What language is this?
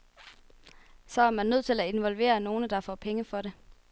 Danish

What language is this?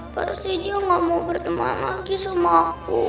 Indonesian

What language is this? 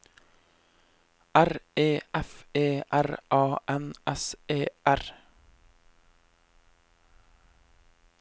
Norwegian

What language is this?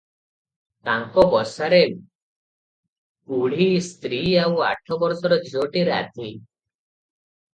Odia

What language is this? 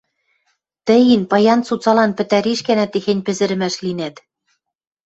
Western Mari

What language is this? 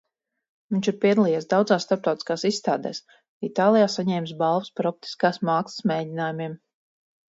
Latvian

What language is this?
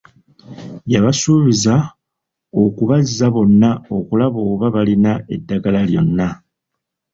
Ganda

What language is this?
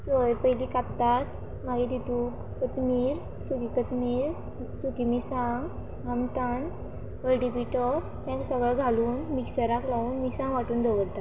Konkani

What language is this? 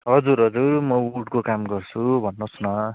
Nepali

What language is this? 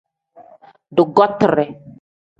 Tem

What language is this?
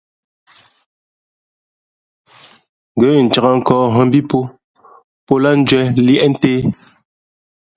Fe'fe'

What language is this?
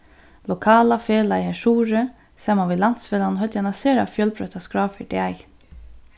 Faroese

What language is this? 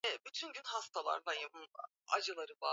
Swahili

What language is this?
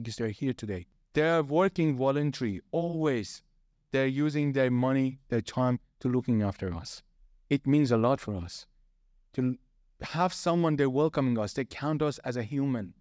English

